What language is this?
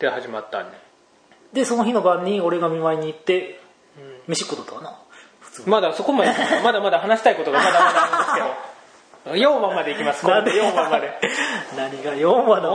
Japanese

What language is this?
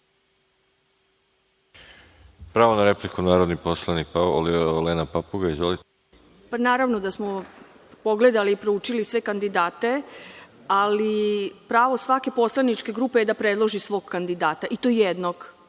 Serbian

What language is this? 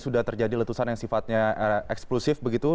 Indonesian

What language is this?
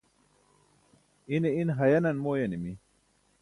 Burushaski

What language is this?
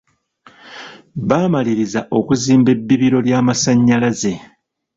Ganda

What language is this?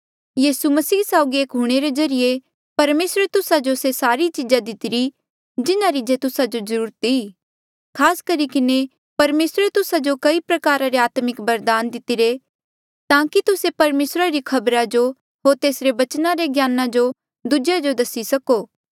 Mandeali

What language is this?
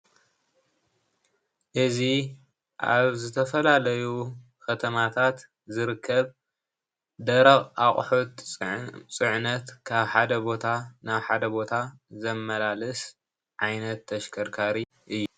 Tigrinya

